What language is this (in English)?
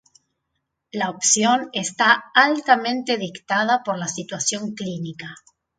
Spanish